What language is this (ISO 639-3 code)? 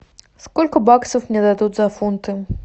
rus